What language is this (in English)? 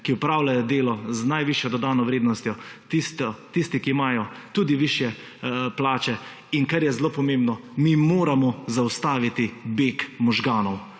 Slovenian